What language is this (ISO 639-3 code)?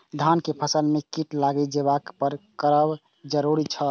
mai